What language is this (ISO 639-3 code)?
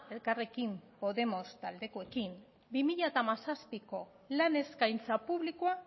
eus